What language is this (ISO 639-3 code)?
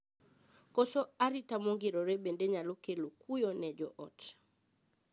luo